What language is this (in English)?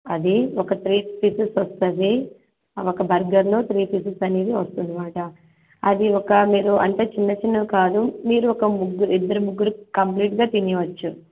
Telugu